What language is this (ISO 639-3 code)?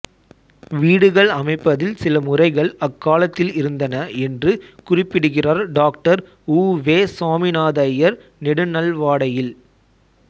tam